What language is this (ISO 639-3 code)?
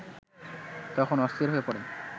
ben